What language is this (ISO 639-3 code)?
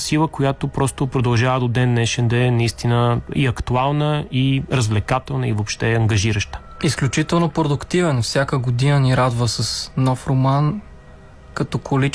bul